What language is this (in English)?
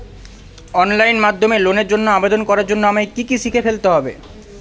Bangla